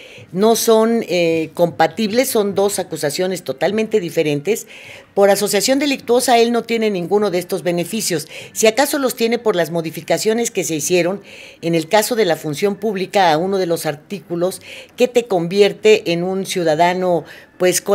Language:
Spanish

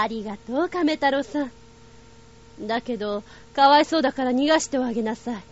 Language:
Japanese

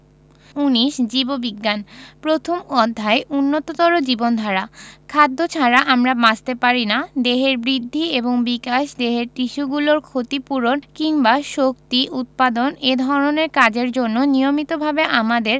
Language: Bangla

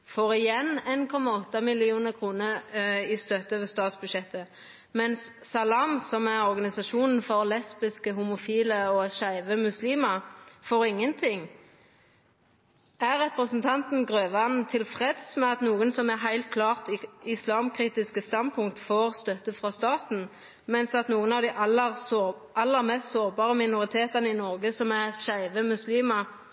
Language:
Norwegian Nynorsk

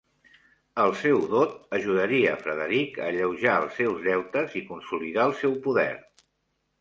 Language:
Catalan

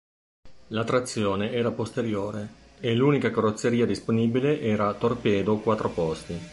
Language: Italian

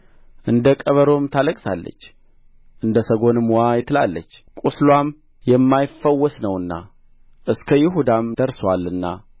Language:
Amharic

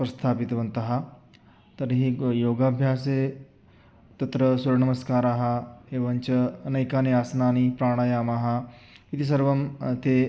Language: Sanskrit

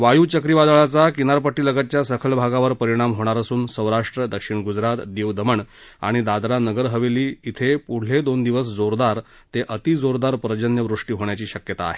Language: Marathi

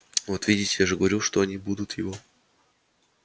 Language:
Russian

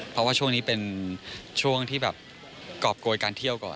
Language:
Thai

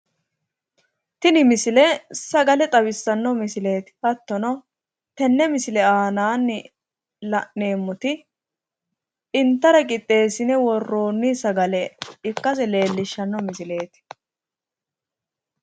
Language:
Sidamo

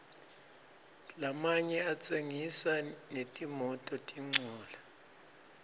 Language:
Swati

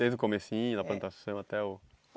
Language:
Portuguese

